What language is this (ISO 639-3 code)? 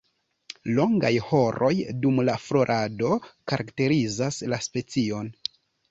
epo